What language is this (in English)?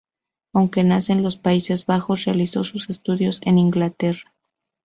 Spanish